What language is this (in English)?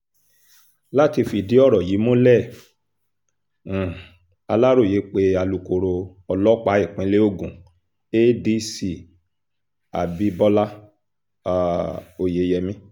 Yoruba